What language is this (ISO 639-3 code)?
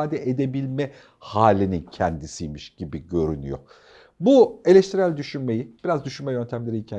tur